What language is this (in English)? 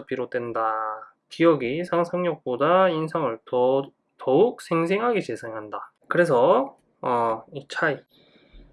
Korean